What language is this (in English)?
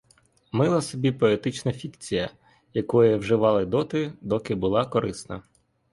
Ukrainian